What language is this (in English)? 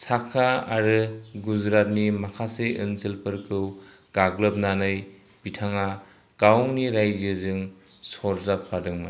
Bodo